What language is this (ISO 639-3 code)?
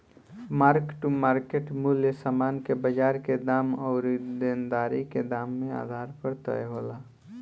bho